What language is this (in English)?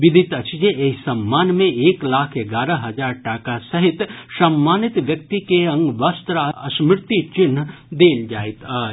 Maithili